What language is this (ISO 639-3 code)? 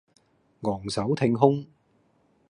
yue